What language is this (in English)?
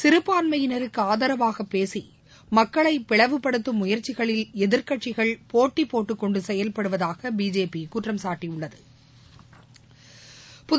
Tamil